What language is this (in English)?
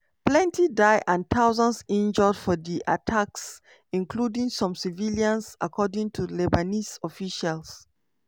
Nigerian Pidgin